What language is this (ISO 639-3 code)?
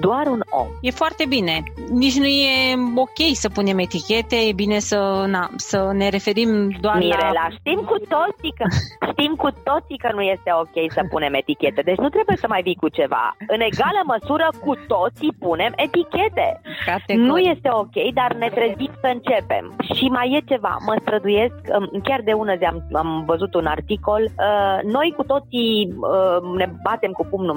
ron